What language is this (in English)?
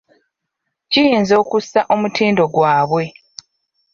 Ganda